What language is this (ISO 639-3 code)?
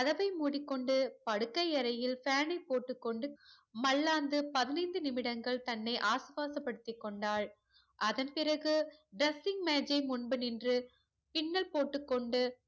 tam